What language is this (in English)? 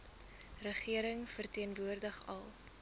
Afrikaans